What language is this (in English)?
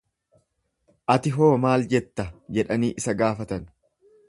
Oromo